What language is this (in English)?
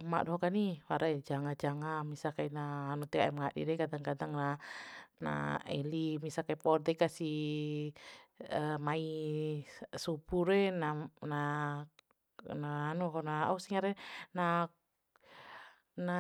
Bima